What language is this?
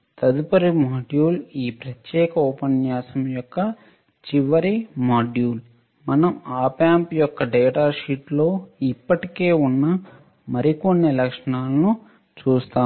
Telugu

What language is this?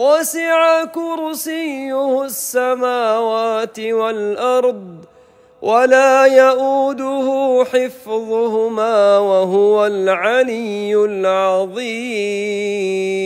Arabic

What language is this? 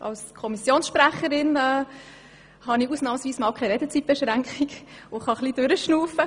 Swiss German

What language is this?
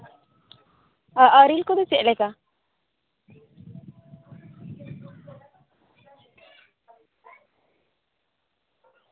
Santali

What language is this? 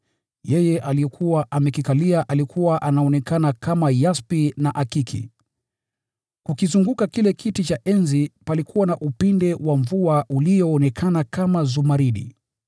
Swahili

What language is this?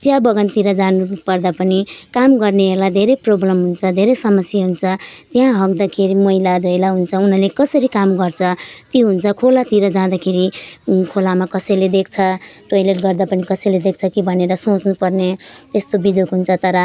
Nepali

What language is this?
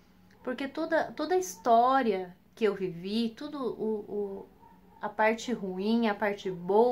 Portuguese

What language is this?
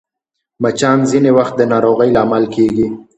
Pashto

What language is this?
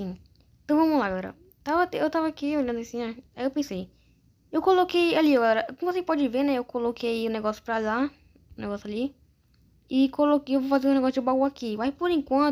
Portuguese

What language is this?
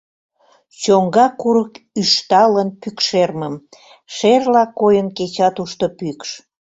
Mari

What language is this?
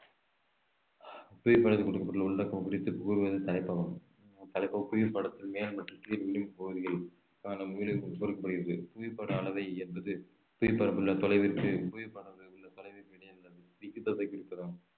Tamil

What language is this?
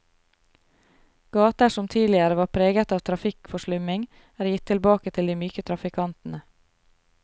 Norwegian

